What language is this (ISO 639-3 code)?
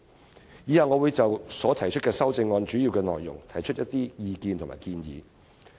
yue